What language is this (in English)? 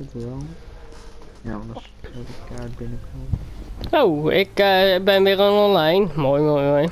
Dutch